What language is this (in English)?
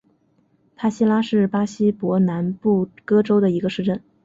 Chinese